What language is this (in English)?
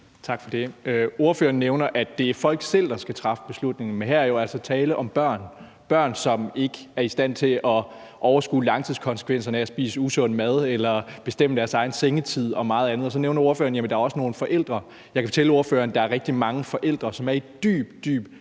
Danish